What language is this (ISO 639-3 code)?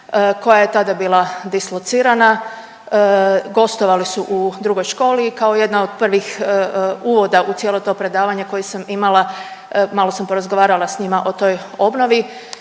hrv